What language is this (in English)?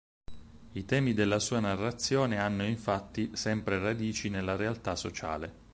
Italian